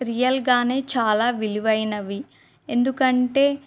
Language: Telugu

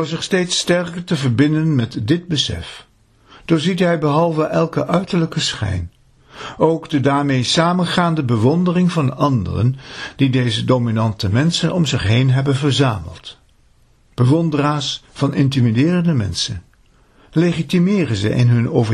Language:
Dutch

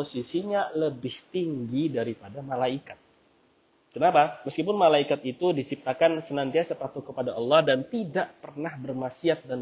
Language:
Indonesian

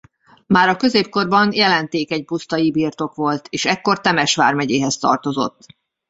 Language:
Hungarian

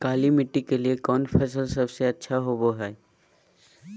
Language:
Magahi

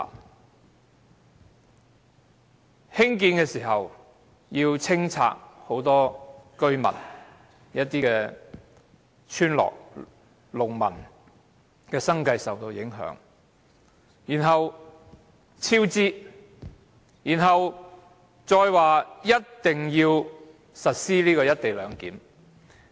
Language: Cantonese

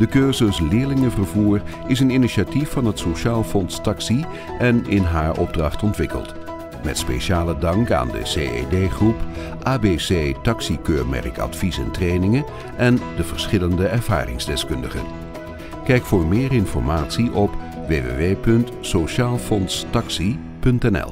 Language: Dutch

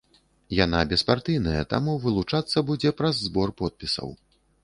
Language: Belarusian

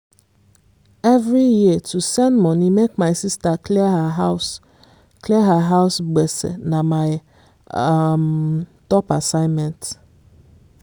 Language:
Nigerian Pidgin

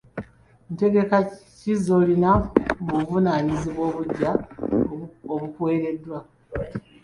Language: Ganda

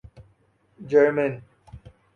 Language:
Urdu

